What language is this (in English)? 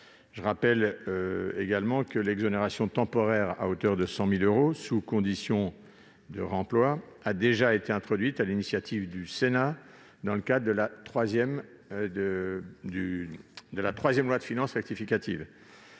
French